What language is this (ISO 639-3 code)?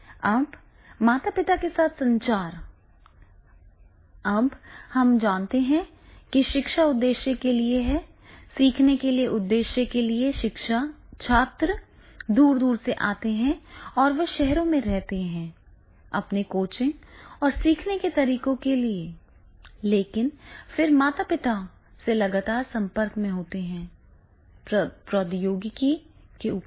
hin